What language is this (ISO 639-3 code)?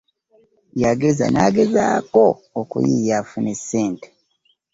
lug